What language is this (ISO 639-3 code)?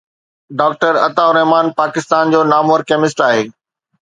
snd